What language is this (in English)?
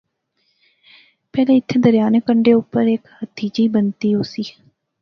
Pahari-Potwari